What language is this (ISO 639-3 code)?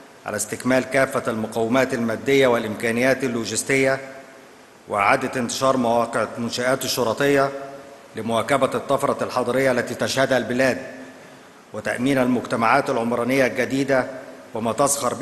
ara